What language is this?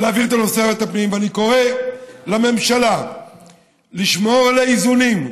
Hebrew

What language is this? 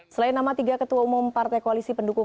Indonesian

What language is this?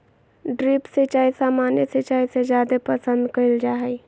Magahi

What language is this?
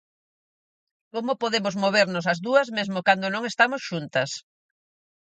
Galician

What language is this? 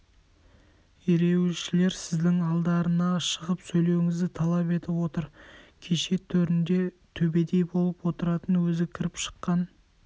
Kazakh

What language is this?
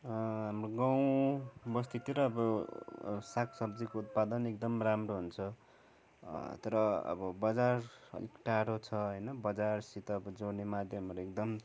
Nepali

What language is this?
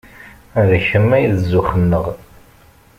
Kabyle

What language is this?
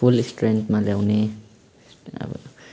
Nepali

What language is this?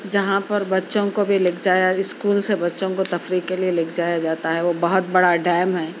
Urdu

